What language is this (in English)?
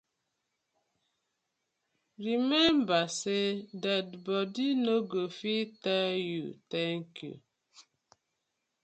Nigerian Pidgin